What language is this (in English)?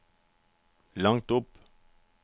Norwegian